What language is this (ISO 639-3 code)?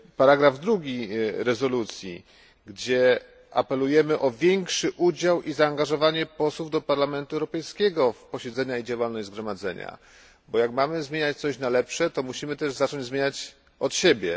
pol